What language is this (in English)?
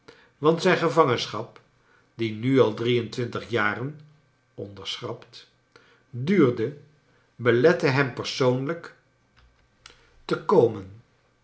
Dutch